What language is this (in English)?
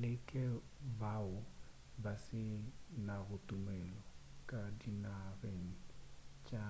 Northern Sotho